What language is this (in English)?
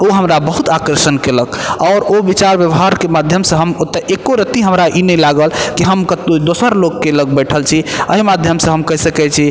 Maithili